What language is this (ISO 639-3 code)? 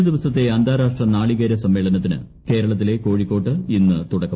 mal